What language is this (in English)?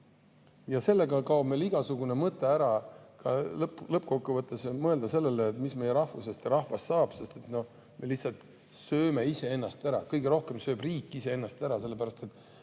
Estonian